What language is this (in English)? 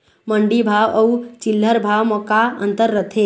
Chhattisgarhi